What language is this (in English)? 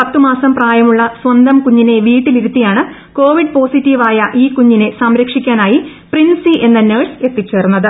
Malayalam